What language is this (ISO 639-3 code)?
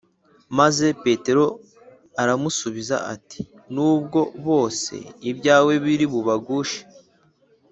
kin